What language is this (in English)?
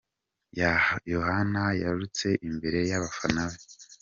Kinyarwanda